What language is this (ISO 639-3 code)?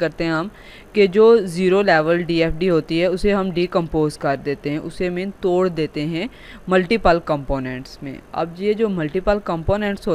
hin